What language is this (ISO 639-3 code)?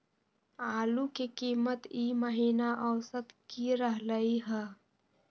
mag